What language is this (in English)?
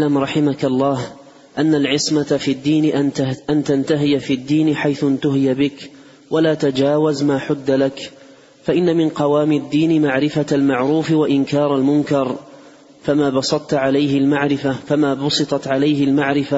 Arabic